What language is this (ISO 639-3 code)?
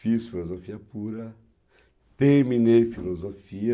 por